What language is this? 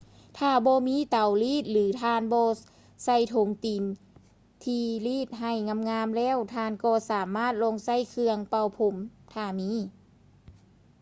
Lao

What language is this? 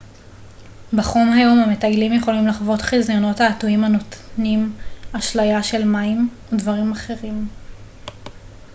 Hebrew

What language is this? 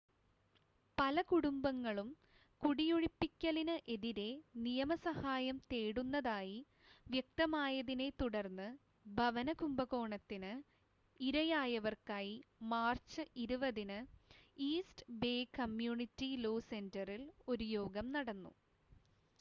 Malayalam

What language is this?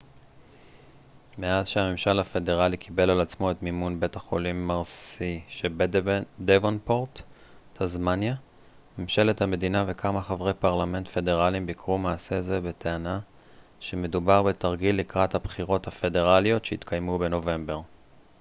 Hebrew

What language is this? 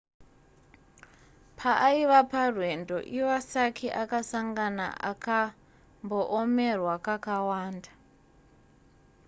Shona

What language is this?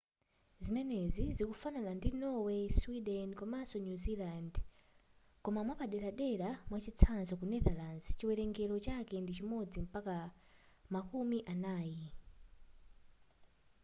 Nyanja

